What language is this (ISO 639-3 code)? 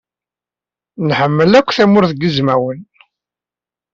kab